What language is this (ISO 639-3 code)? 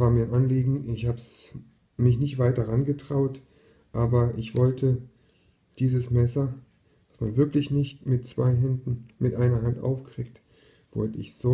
deu